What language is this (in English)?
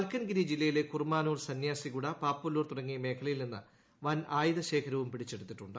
Malayalam